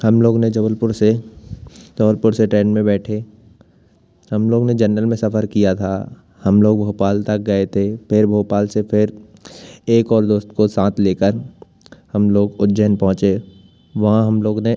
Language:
Hindi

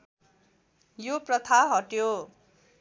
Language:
Nepali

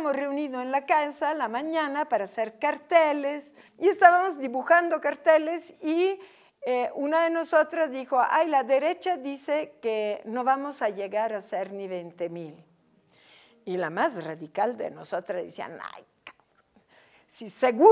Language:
Spanish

